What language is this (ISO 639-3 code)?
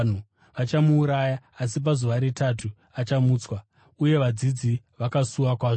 sna